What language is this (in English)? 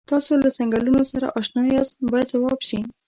Pashto